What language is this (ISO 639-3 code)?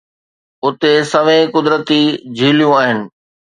snd